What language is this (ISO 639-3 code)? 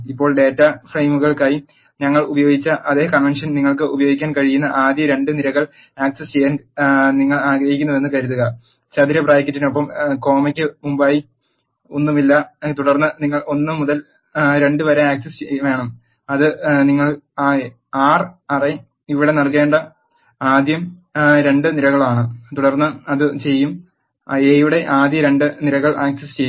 mal